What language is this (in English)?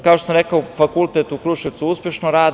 Serbian